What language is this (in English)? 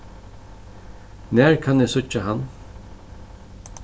Faroese